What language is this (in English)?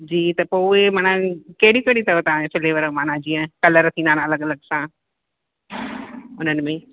Sindhi